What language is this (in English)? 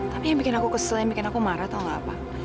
Indonesian